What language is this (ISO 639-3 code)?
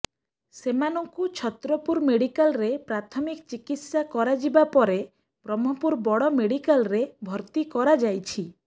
ori